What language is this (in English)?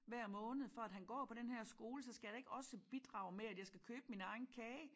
Danish